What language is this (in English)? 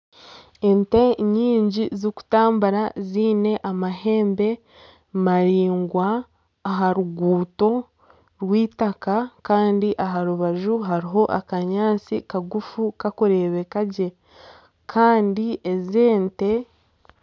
Nyankole